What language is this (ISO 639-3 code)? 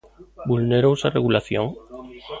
glg